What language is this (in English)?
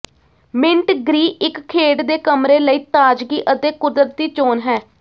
Punjabi